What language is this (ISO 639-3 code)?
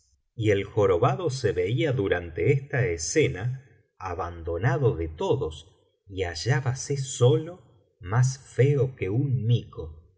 spa